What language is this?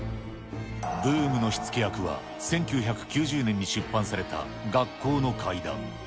Japanese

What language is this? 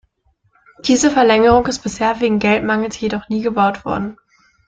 German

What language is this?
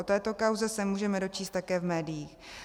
Czech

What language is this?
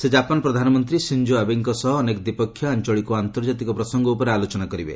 Odia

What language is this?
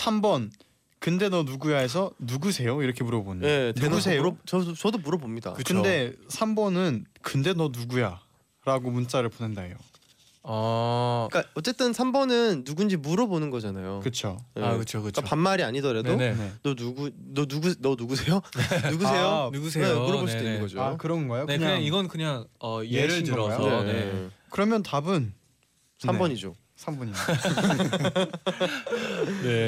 Korean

